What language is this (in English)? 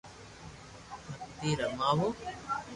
Loarki